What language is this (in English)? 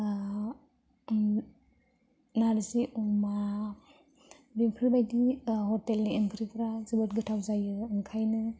Bodo